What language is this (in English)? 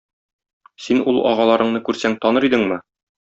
Tatar